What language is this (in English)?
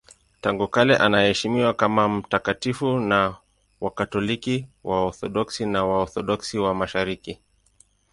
Swahili